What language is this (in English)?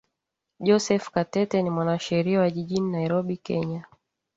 Swahili